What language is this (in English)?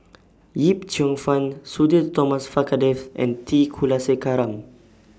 English